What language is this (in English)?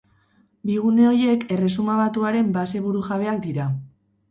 Basque